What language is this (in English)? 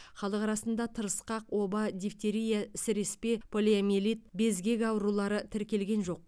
Kazakh